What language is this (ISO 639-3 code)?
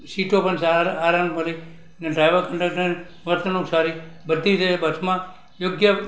guj